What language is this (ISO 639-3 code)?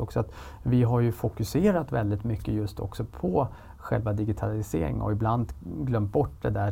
swe